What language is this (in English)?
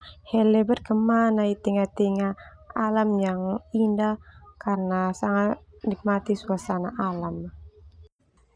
Termanu